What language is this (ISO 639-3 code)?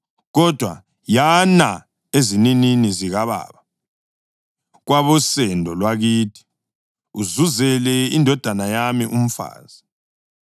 nde